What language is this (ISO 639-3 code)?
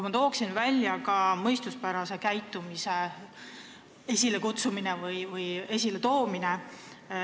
est